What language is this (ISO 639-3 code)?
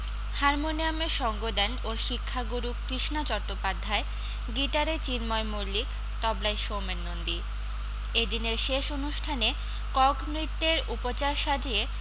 ben